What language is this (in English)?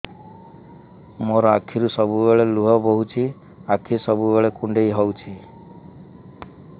Odia